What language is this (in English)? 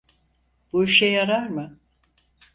Turkish